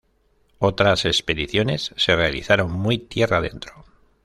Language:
Spanish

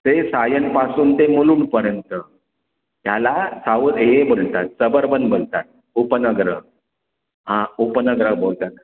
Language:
Marathi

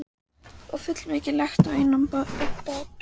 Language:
Icelandic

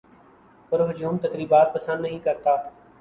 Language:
Urdu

